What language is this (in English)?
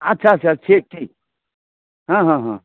Maithili